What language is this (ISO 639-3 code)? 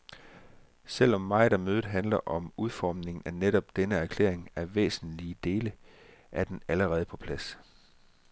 dan